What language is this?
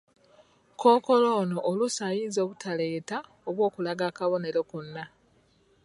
Ganda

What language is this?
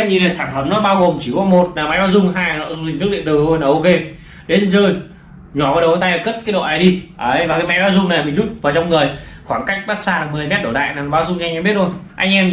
Vietnamese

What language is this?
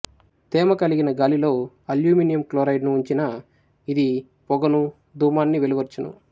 Telugu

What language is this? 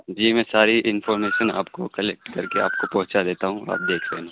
Urdu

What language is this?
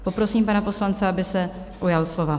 Czech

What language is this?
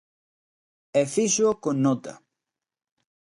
Galician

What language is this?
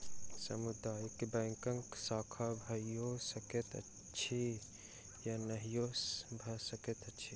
Maithili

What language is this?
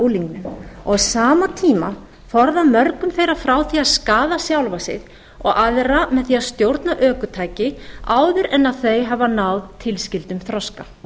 Icelandic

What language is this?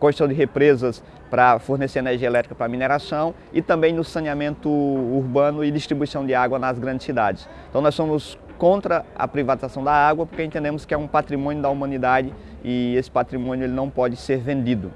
Portuguese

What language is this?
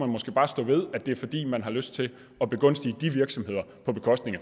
Danish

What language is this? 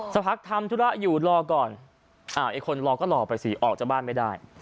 Thai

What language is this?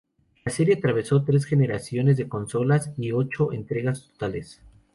Spanish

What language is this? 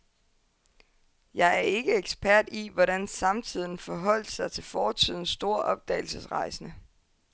Danish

